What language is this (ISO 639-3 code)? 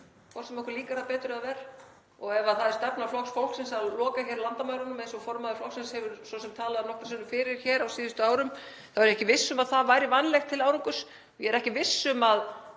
isl